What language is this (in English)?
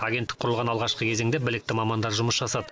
Kazakh